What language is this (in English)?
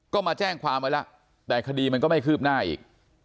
Thai